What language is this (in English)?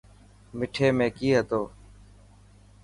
Dhatki